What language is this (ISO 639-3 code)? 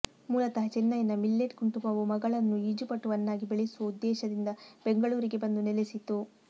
kan